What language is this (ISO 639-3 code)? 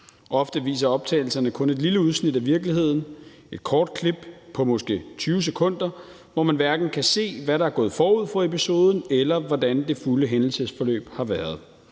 dan